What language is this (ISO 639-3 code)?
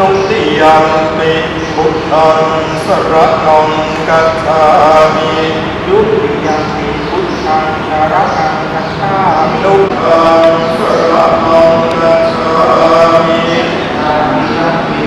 tha